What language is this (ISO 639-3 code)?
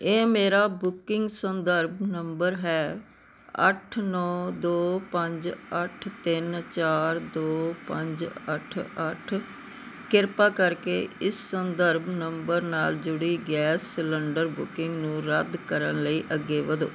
pan